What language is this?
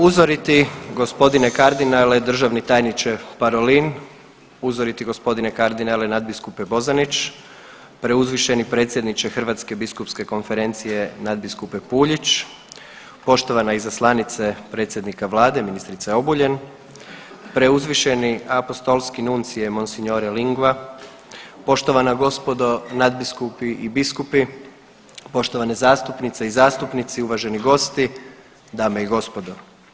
Croatian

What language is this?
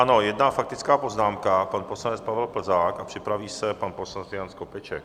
Czech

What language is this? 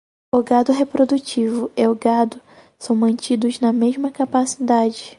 Portuguese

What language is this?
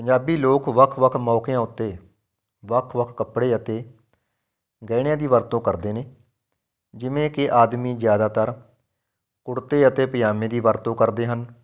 Punjabi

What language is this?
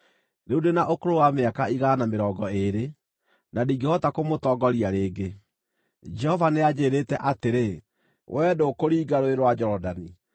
Kikuyu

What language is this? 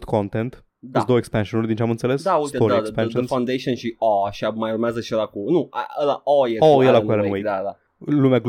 Romanian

